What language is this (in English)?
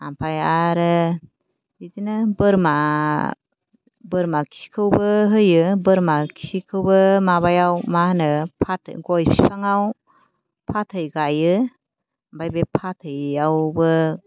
Bodo